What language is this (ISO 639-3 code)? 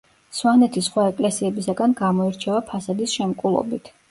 kat